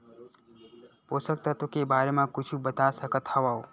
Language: Chhattisgarhi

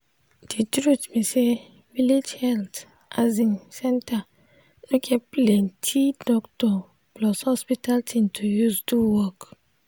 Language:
Nigerian Pidgin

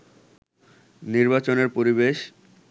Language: Bangla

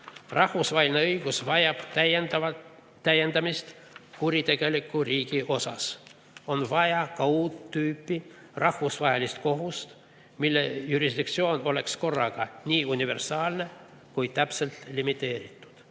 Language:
Estonian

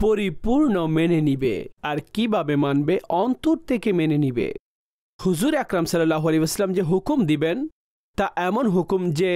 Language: Bangla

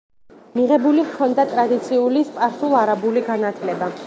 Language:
Georgian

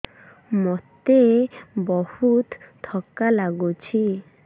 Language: Odia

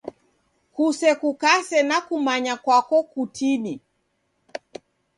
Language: Taita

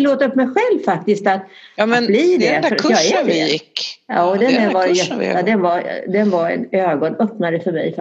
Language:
Swedish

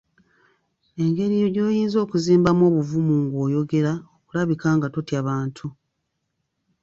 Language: Ganda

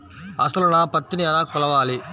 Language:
Telugu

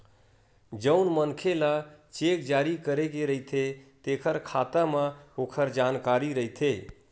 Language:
Chhattisgarhi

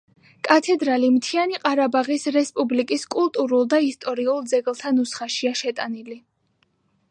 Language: Georgian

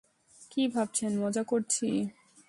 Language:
Bangla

